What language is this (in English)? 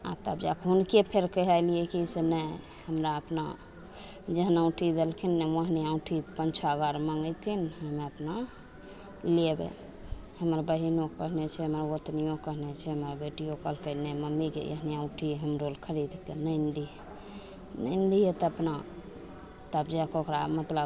Maithili